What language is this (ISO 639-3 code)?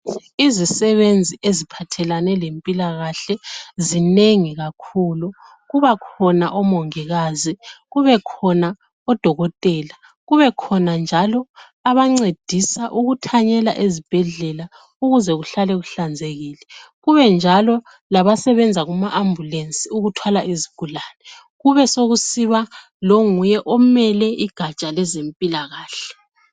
nde